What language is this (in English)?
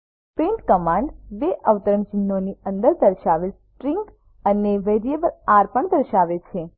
Gujarati